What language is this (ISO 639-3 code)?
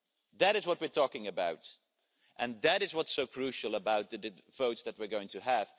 eng